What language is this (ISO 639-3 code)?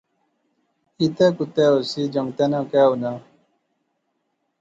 phr